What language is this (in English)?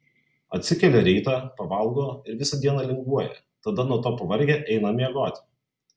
Lithuanian